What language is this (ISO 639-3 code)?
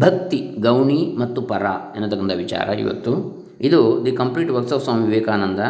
kan